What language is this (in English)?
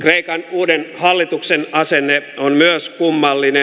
Finnish